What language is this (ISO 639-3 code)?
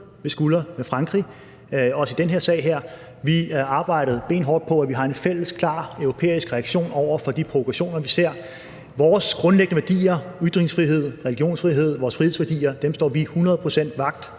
dan